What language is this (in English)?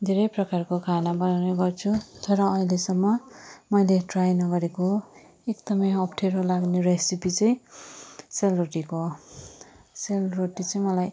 Nepali